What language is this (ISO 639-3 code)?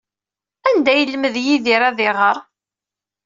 kab